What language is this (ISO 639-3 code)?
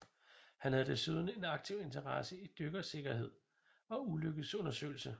dan